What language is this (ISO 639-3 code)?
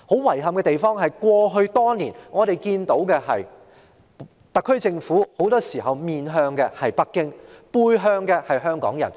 yue